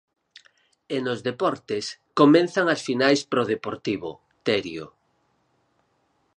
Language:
Galician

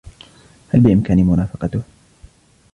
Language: Arabic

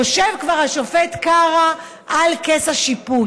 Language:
Hebrew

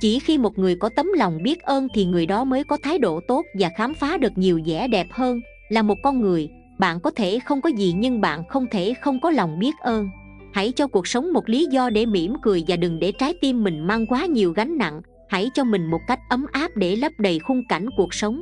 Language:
Vietnamese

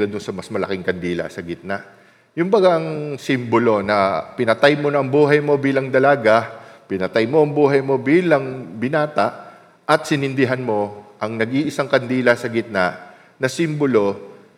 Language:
Filipino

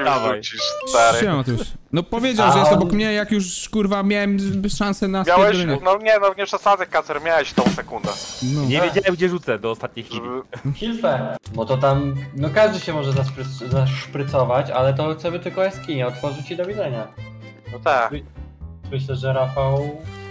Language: Polish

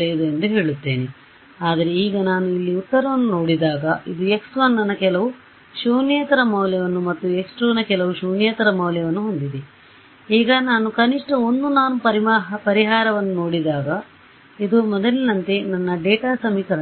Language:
Kannada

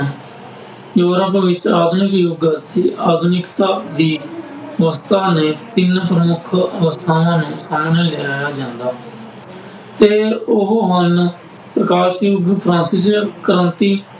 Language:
Punjabi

